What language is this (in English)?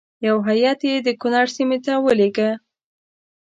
Pashto